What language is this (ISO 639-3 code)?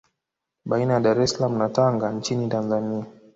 swa